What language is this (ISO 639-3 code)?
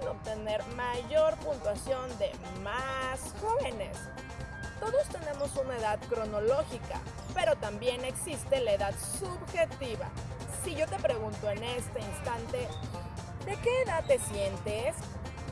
spa